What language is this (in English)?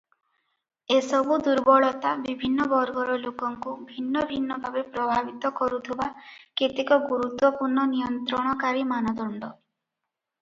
Odia